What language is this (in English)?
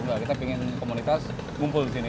Indonesian